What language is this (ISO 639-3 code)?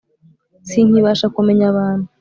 kin